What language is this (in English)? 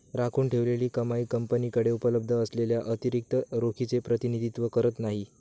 Marathi